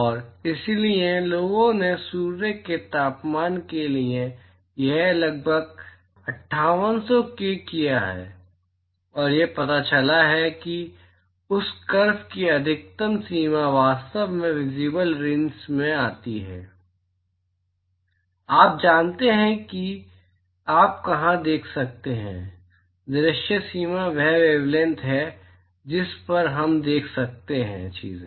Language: Hindi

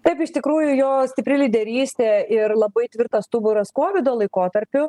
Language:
Lithuanian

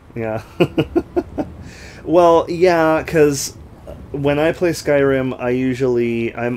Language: English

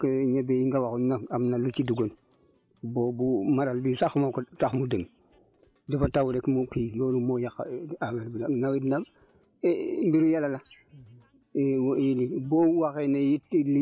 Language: Wolof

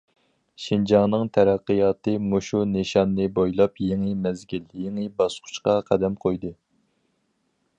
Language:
Uyghur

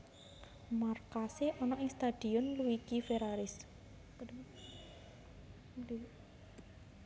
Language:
Javanese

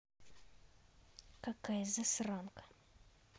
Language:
Russian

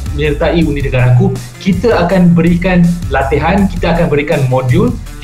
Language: Malay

